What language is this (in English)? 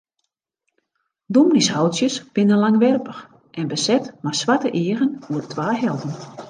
Western Frisian